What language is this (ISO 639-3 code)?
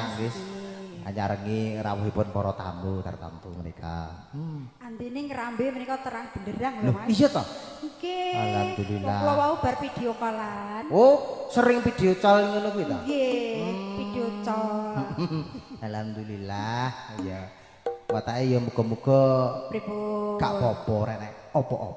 ind